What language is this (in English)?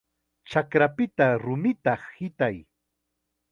Chiquián Ancash Quechua